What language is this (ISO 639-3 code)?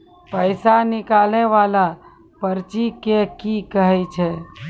mai